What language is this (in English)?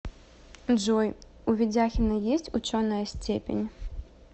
Russian